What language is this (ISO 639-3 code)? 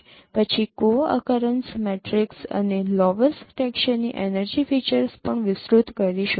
guj